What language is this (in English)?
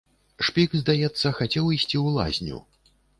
Belarusian